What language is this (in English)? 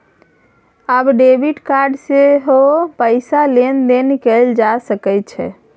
Maithili